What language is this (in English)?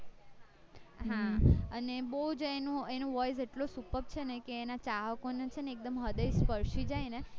Gujarati